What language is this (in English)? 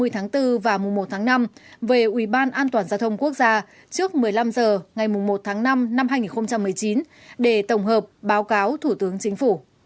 Vietnamese